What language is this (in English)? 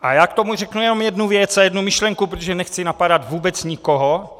Czech